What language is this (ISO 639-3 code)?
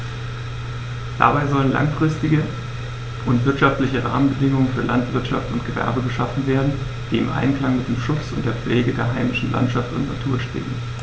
deu